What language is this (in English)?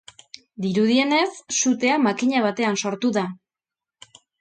Basque